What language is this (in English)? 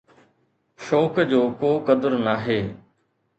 Sindhi